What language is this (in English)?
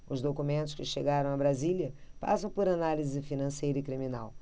Portuguese